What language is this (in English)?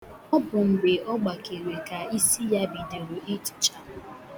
Igbo